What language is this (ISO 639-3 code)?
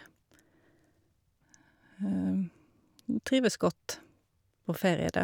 nor